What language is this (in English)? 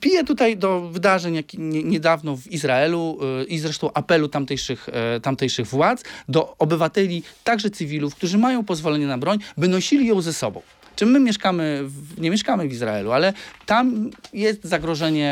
Polish